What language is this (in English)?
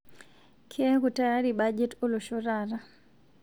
Masai